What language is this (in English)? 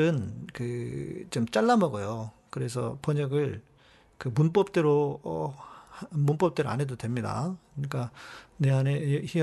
Korean